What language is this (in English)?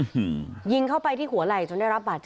Thai